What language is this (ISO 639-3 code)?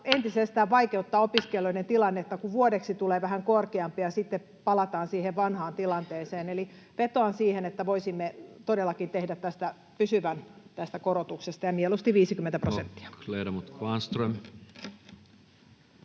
fin